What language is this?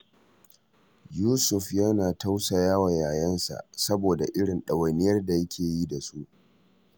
Hausa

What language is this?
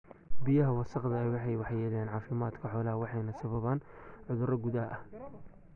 Somali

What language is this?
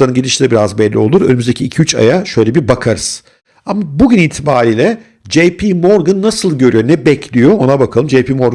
Turkish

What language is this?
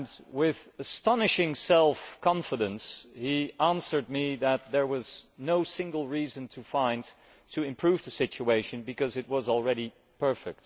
English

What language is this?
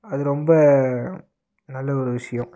Tamil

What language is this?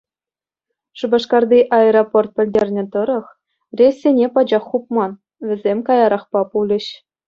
Chuvash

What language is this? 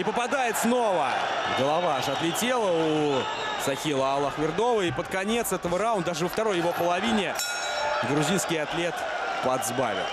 Russian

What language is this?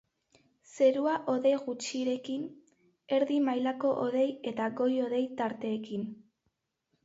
Basque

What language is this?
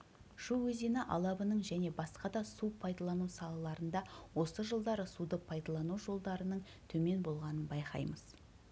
Kazakh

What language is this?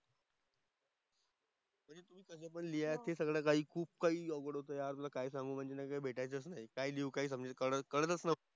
Marathi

